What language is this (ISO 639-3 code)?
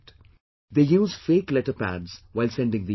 eng